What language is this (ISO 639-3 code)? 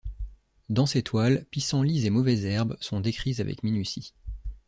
fra